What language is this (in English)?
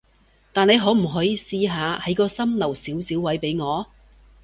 Cantonese